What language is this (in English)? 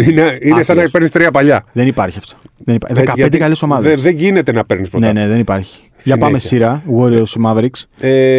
Greek